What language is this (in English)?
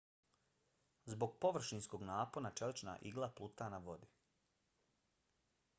Bosnian